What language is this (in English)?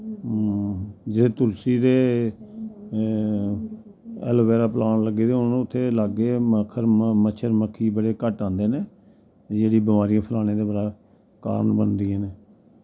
Dogri